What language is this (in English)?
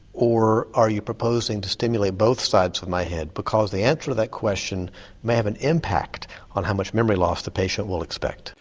English